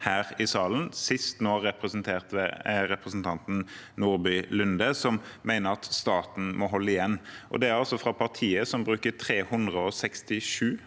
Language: Norwegian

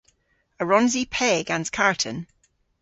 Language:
Cornish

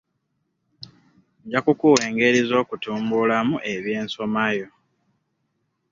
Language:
Ganda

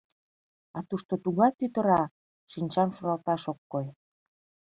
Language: Mari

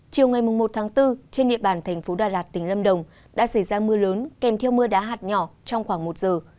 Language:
Vietnamese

